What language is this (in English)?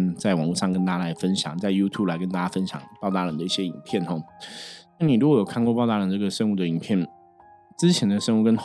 Chinese